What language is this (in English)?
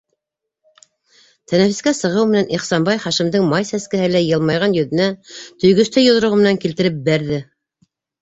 Bashkir